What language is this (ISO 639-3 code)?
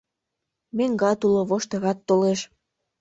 chm